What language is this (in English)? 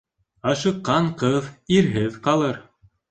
Bashkir